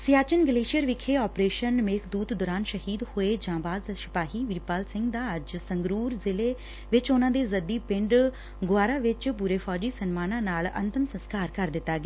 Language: Punjabi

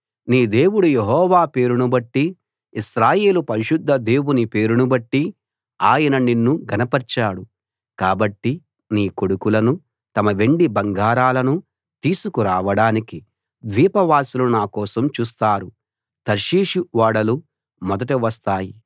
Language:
Telugu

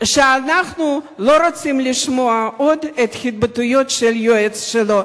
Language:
Hebrew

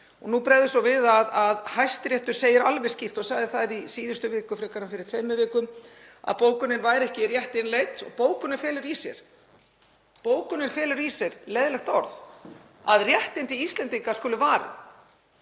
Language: Icelandic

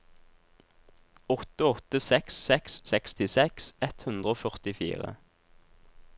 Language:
Norwegian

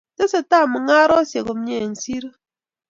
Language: Kalenjin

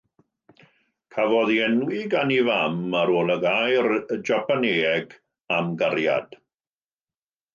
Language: Welsh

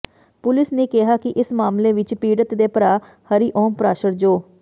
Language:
Punjabi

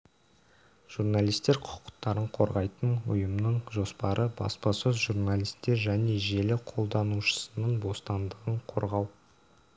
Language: Kazakh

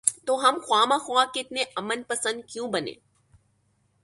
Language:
Urdu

